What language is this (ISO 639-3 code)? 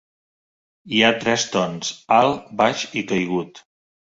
cat